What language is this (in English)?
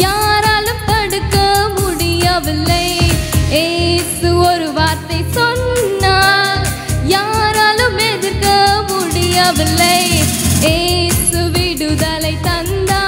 Indonesian